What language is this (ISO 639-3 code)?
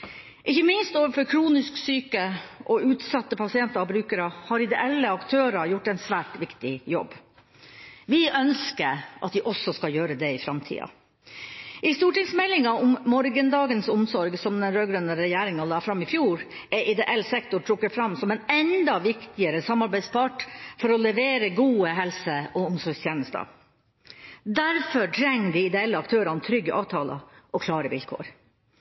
nob